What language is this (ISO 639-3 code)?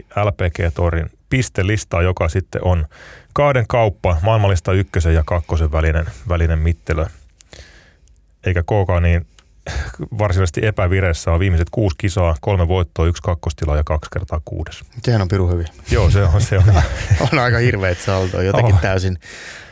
fin